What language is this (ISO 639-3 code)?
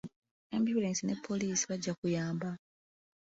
lug